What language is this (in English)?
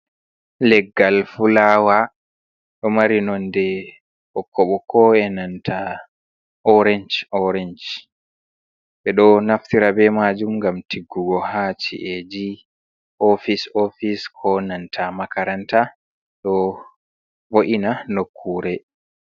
Fula